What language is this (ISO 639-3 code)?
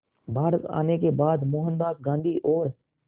hin